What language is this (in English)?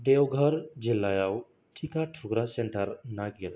Bodo